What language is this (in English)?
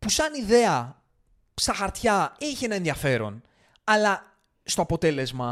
Greek